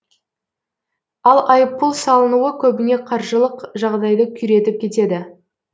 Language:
Kazakh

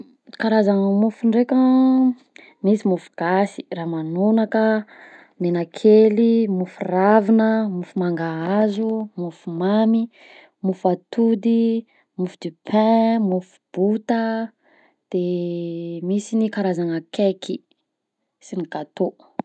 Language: Southern Betsimisaraka Malagasy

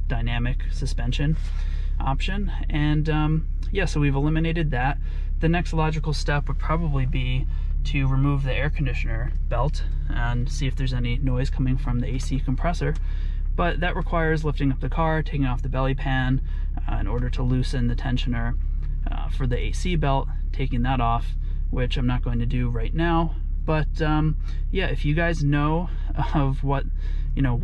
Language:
English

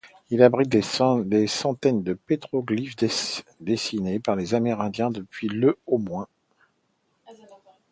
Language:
French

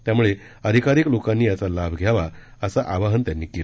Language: Marathi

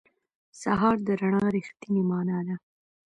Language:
Pashto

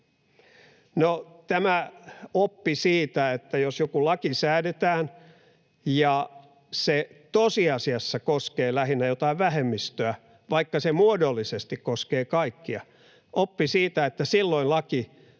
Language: Finnish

